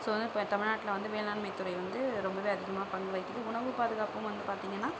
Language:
Tamil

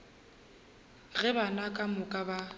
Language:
Northern Sotho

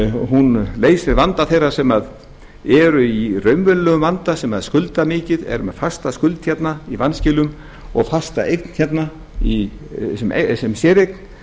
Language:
Icelandic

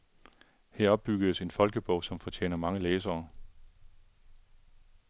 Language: Danish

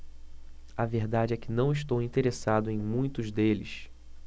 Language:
Portuguese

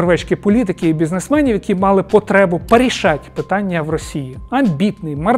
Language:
Ukrainian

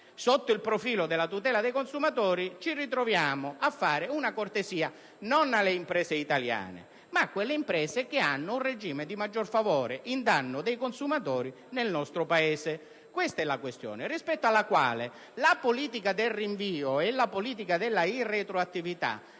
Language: Italian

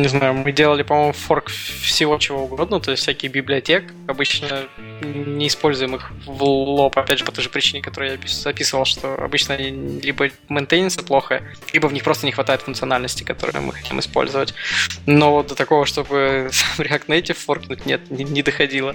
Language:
Russian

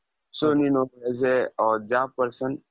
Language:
Kannada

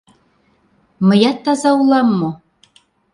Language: Mari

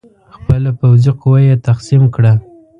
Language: Pashto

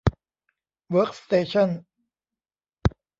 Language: Thai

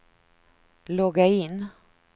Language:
Swedish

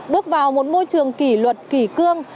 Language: Vietnamese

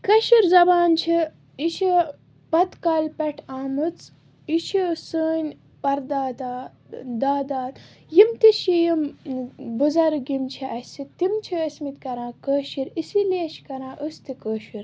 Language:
Kashmiri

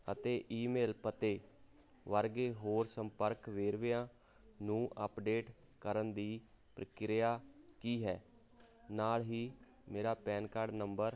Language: Punjabi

